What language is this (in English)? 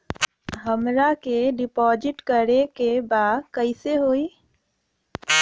Bhojpuri